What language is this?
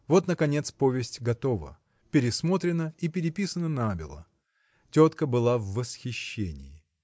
Russian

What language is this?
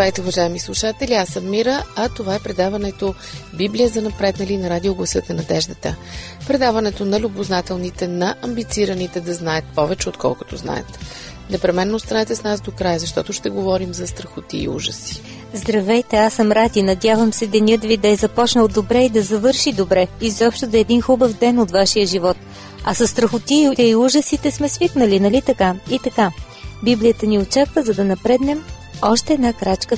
Bulgarian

